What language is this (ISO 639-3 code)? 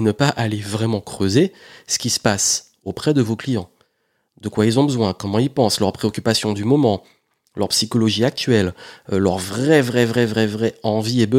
fra